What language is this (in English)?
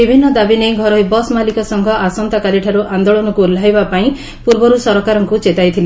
Odia